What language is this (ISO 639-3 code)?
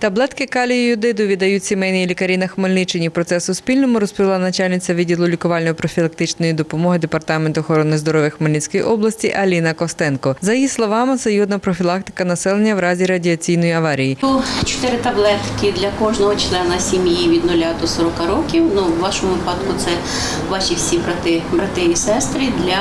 ukr